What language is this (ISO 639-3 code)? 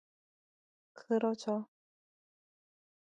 kor